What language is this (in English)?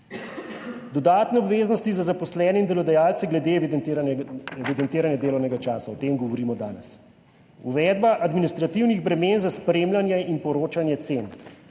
Slovenian